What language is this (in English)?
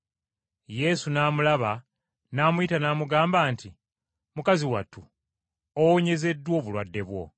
Ganda